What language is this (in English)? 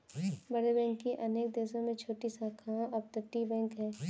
Hindi